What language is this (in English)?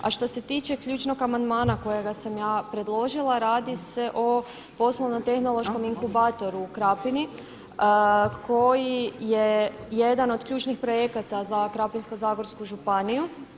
Croatian